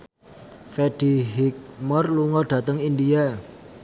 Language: Javanese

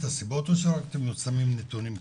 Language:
Hebrew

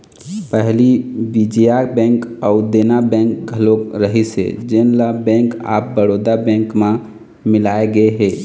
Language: Chhattisgarhi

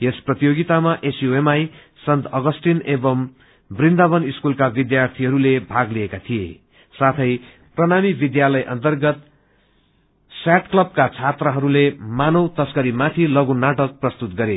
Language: Nepali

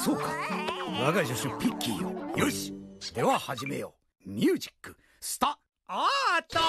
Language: Japanese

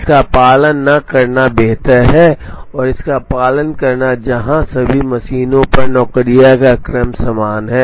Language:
Hindi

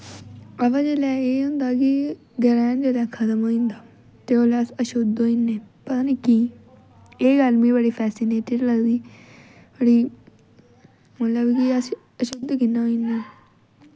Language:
Dogri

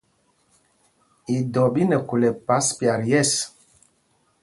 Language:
Mpumpong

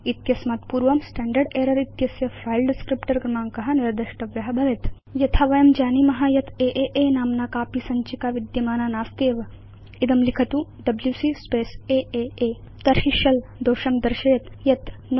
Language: Sanskrit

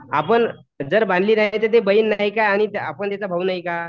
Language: Marathi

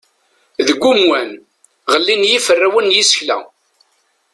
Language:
Kabyle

